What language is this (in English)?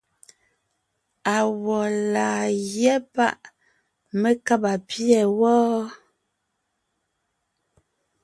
Ngiemboon